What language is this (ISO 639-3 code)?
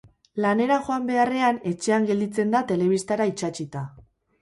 eus